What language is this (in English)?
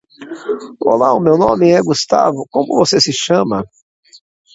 Portuguese